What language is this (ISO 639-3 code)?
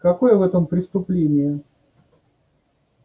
rus